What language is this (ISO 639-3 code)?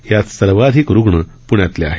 mar